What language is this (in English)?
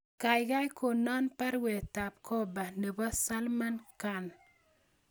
Kalenjin